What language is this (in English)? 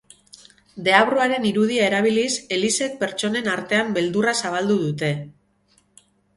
Basque